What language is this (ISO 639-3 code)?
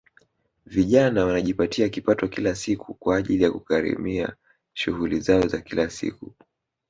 swa